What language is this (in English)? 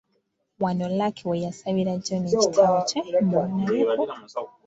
Ganda